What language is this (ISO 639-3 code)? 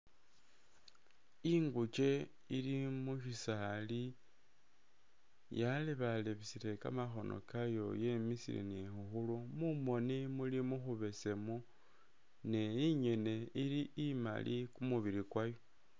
myx